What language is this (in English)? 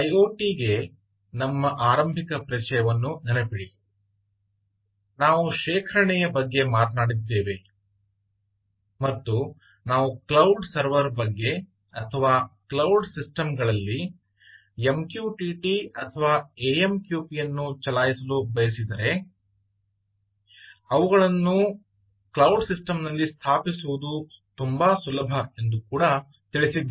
Kannada